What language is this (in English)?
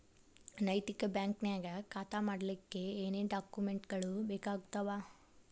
Kannada